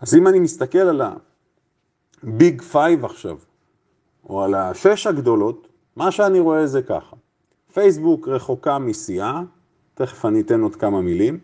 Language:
Hebrew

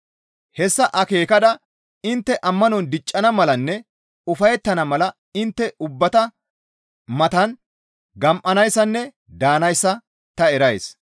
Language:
Gamo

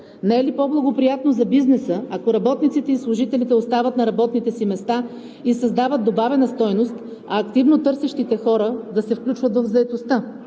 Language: Bulgarian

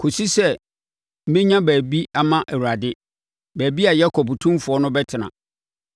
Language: Akan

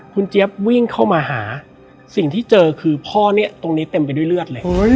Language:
Thai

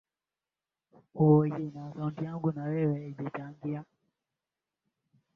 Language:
Swahili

